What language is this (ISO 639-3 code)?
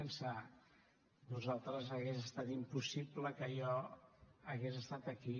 cat